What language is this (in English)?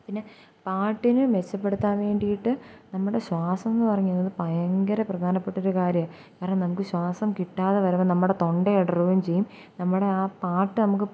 Malayalam